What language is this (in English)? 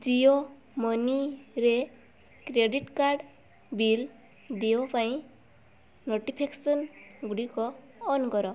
Odia